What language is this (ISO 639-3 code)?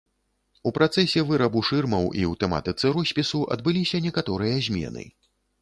bel